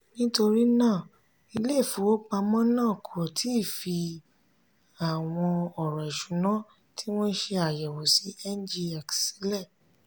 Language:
Yoruba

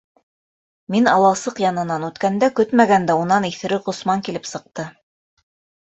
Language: Bashkir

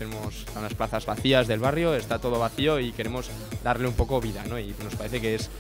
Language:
Spanish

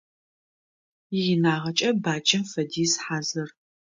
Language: Adyghe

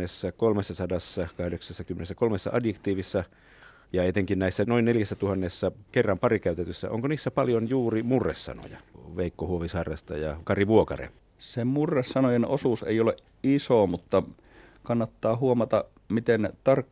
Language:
Finnish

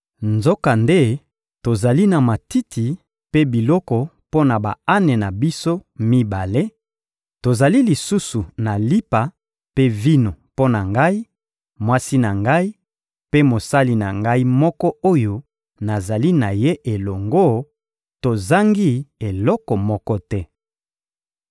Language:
Lingala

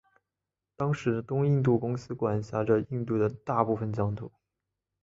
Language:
Chinese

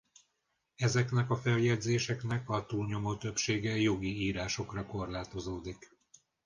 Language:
Hungarian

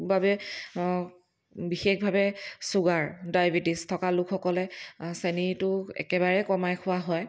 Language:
Assamese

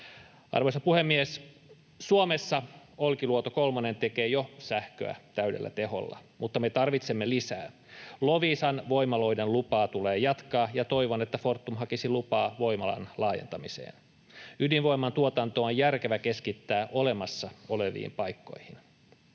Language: Finnish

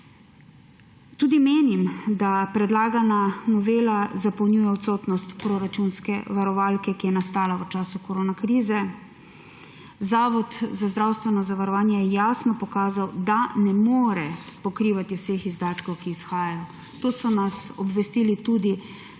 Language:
Slovenian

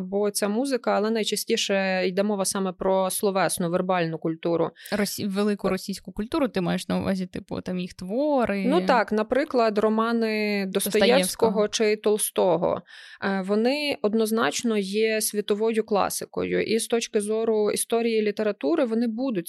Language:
Ukrainian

